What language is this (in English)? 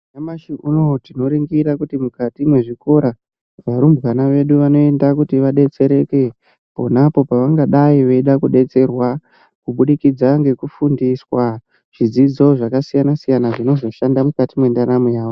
Ndau